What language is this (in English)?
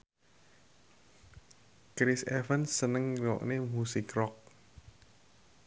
Javanese